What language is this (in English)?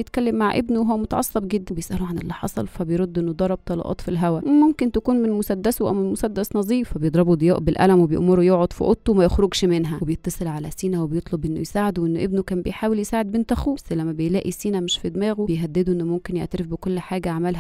Arabic